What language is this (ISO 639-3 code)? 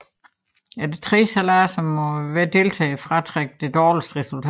dan